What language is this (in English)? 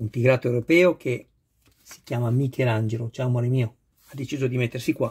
Italian